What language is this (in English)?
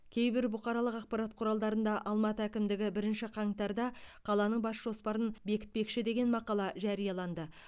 Kazakh